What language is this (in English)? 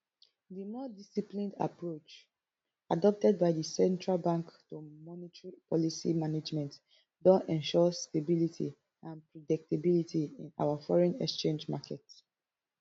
Nigerian Pidgin